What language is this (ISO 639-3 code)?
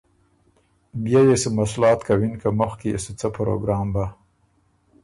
oru